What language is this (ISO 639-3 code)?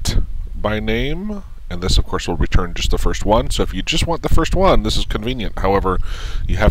eng